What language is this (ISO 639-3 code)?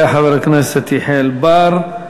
heb